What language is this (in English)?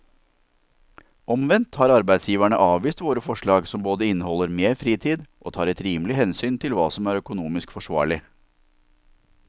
Norwegian